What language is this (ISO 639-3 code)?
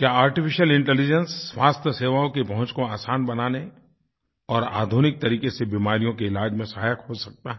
hin